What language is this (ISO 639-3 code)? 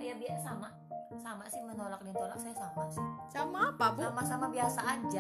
ind